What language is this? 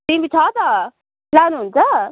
Nepali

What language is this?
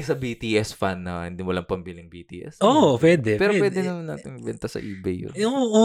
Filipino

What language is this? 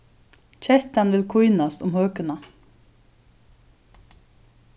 Faroese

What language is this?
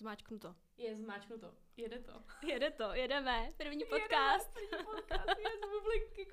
Czech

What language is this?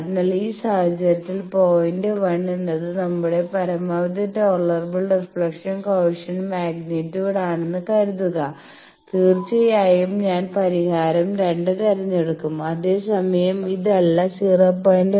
Malayalam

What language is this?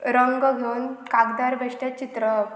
Konkani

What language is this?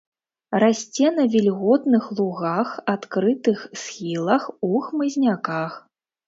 Belarusian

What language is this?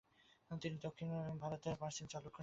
Bangla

